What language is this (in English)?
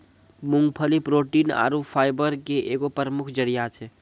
Maithili